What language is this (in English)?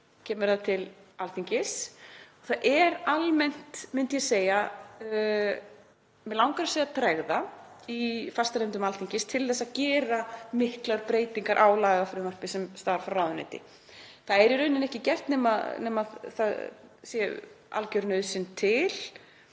Icelandic